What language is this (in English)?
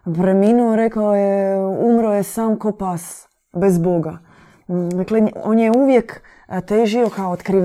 Croatian